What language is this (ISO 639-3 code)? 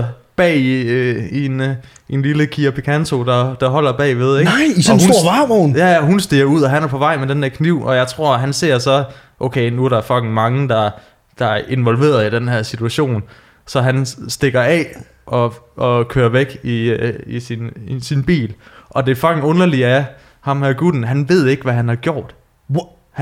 dan